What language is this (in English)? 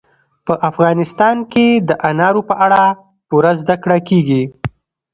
Pashto